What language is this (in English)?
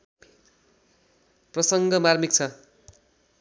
Nepali